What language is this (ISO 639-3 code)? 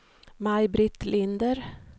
swe